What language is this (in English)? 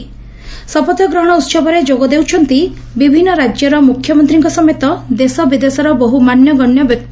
Odia